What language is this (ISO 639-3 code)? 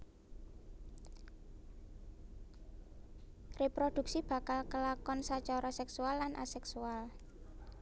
jav